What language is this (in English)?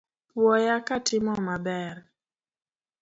Luo (Kenya and Tanzania)